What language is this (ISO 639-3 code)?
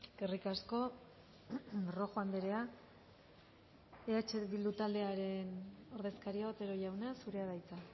eus